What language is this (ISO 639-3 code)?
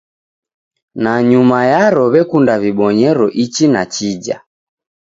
dav